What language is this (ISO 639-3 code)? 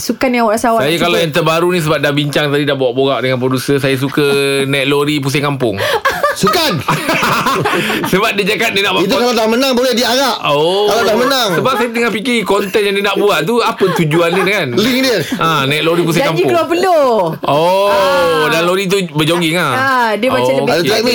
msa